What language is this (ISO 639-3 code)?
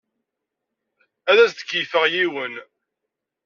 kab